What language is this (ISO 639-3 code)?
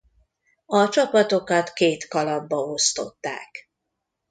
hun